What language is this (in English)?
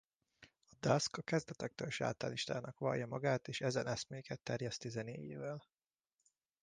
Hungarian